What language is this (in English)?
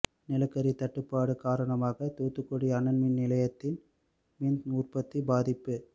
Tamil